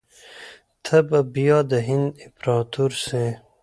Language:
Pashto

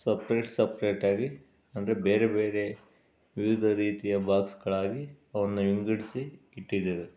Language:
Kannada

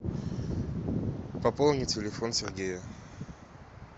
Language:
Russian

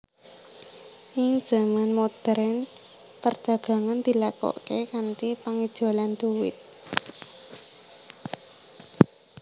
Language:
Javanese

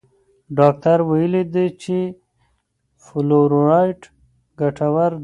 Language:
Pashto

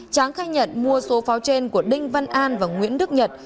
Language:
Vietnamese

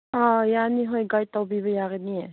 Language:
Manipuri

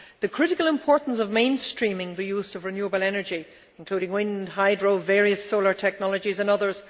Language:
English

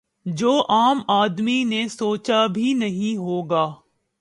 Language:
Urdu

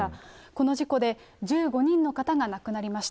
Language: Japanese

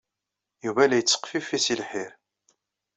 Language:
Kabyle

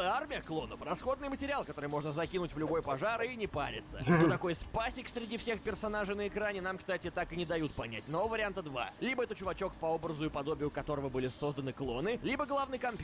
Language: Russian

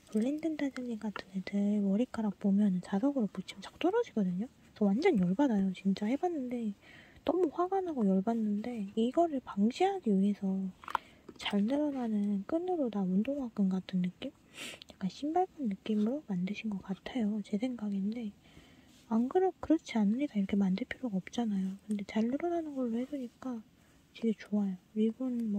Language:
Korean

